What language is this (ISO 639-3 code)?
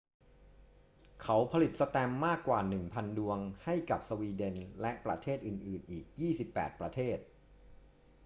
tha